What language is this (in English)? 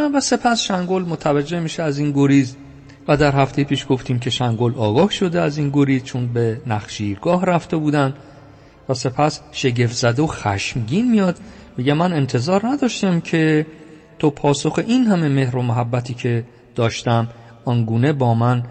Persian